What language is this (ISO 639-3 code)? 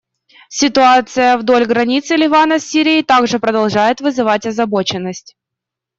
rus